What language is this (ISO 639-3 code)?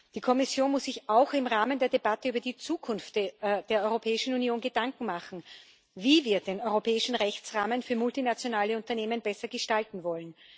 deu